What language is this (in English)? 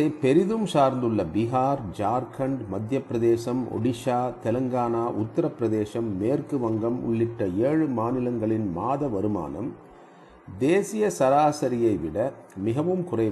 Tamil